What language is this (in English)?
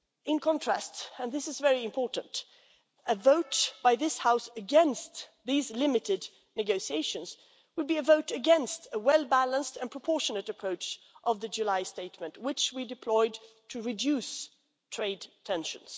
English